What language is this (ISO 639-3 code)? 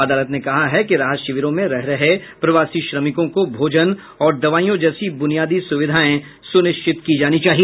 hin